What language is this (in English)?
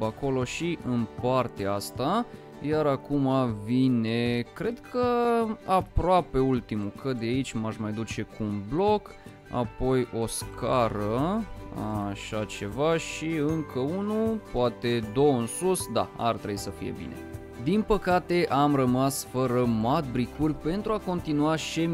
Romanian